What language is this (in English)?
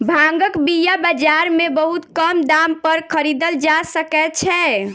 Maithili